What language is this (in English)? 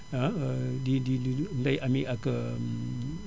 Wolof